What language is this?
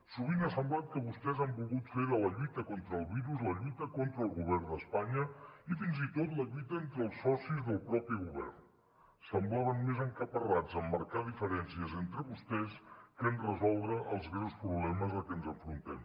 Catalan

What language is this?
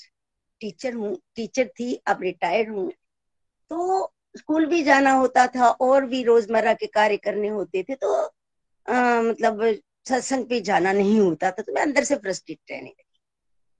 Hindi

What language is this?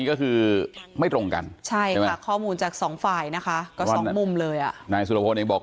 Thai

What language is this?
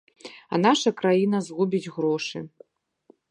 Belarusian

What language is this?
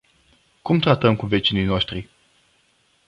Romanian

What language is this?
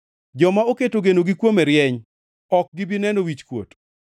Luo (Kenya and Tanzania)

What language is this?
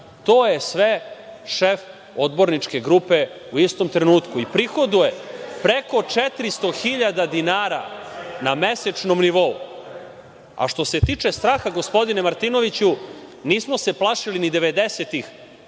Serbian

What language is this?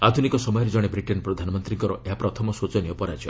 Odia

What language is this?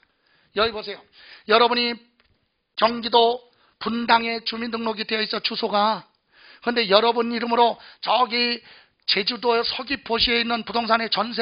Korean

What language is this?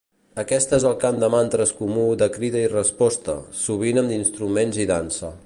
Catalan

